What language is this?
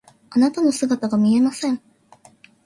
Japanese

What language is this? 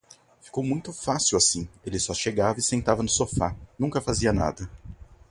Portuguese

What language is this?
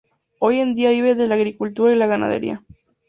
Spanish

